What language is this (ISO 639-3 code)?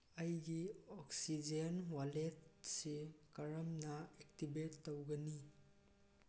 mni